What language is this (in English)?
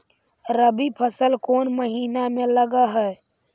Magahi